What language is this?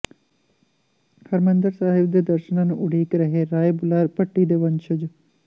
Punjabi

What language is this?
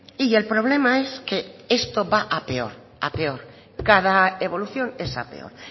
Spanish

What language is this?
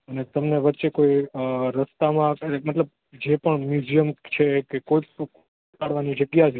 Gujarati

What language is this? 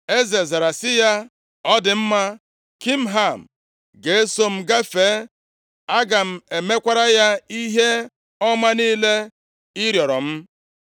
Igbo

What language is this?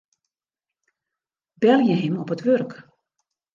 Western Frisian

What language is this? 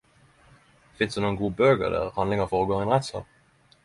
Norwegian Nynorsk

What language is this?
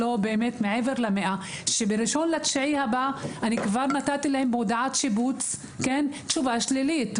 Hebrew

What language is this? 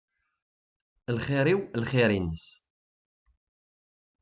Kabyle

